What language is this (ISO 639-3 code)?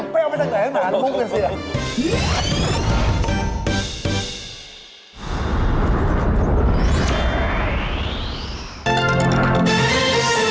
tha